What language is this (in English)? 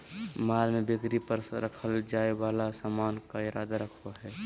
Magahi